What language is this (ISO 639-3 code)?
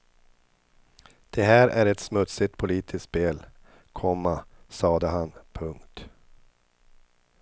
swe